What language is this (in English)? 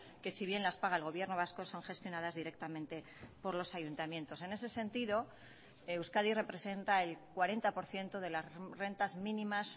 Spanish